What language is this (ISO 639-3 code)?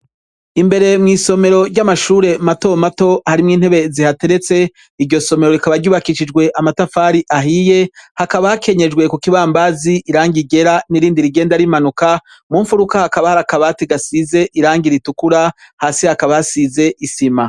run